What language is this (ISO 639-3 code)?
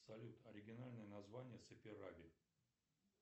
rus